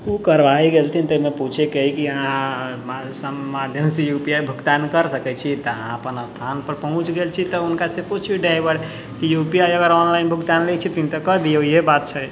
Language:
Maithili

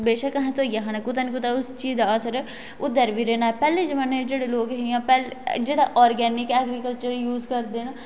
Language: Dogri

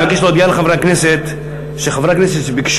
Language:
Hebrew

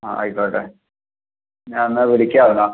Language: Malayalam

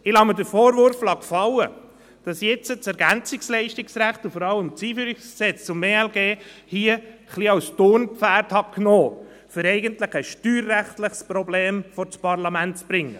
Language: Swiss German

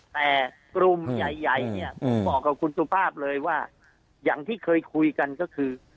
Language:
Thai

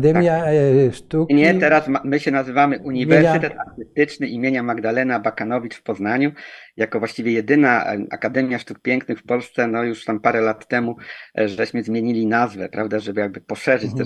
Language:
Polish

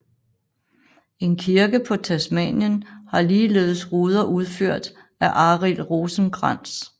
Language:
Danish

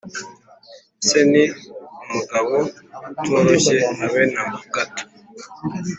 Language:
Kinyarwanda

